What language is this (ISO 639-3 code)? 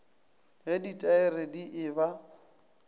nso